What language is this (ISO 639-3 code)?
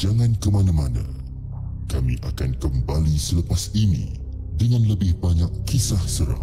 msa